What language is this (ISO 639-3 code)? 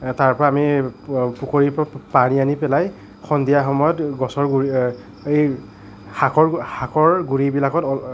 asm